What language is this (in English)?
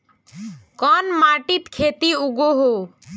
Magahi